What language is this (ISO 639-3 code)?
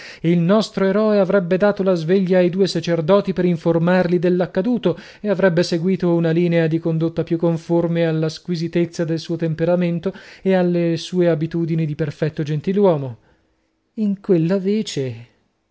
ita